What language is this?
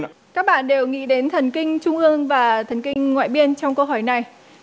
Vietnamese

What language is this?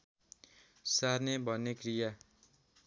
Nepali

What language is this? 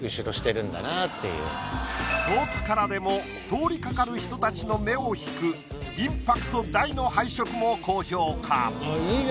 Japanese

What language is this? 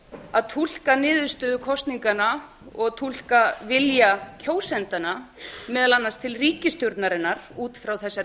Icelandic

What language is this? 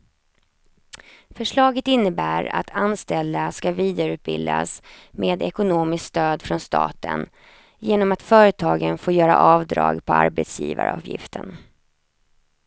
Swedish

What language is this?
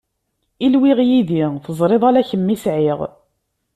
Kabyle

